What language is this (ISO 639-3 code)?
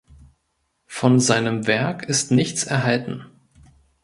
deu